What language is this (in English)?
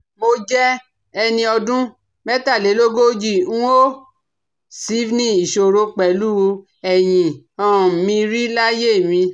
Yoruba